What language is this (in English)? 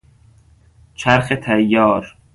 Persian